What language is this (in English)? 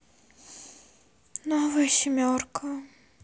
Russian